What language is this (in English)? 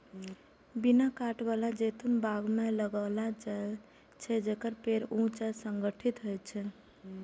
Maithili